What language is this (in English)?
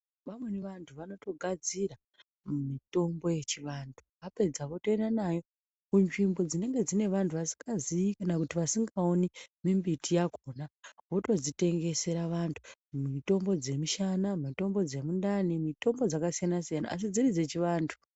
Ndau